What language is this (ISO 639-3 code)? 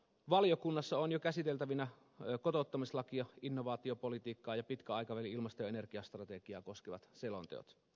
fin